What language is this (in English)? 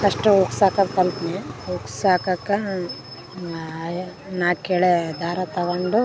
Kannada